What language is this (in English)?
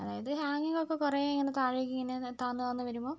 Malayalam